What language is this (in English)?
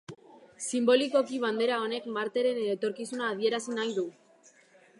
Basque